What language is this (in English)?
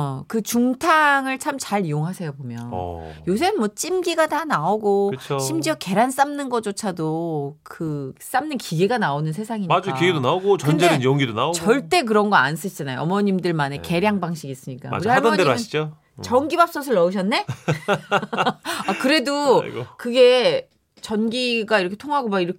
Korean